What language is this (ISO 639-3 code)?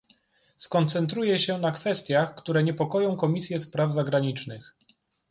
pol